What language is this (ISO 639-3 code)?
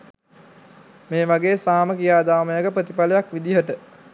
sin